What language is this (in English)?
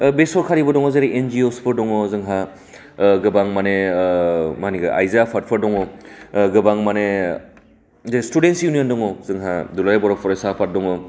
Bodo